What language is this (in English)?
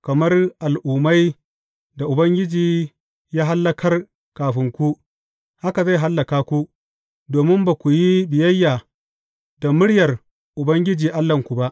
Hausa